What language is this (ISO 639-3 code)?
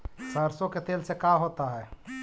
mag